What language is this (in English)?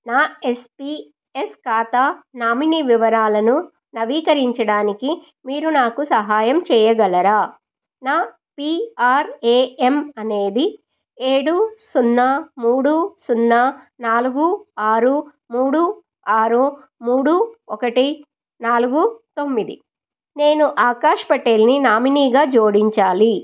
Telugu